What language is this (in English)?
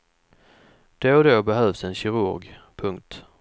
Swedish